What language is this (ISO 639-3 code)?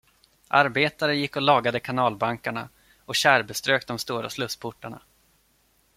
swe